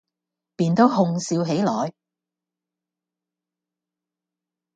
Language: Cantonese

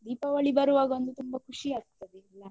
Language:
Kannada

